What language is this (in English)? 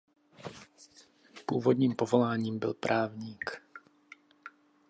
Czech